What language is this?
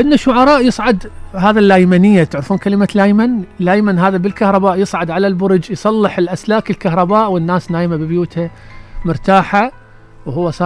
Arabic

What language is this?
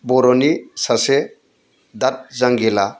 Bodo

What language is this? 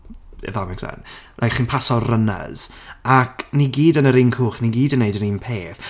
Welsh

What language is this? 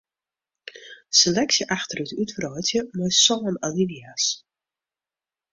Western Frisian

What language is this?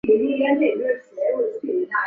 Chinese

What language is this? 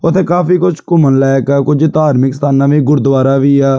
Punjabi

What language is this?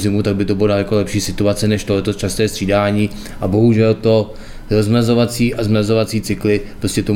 Czech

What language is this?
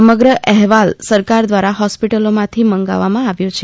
Gujarati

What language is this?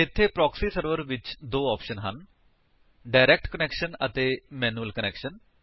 Punjabi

